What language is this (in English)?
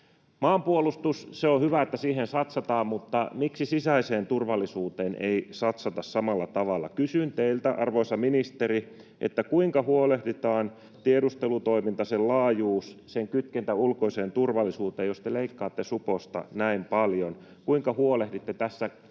Finnish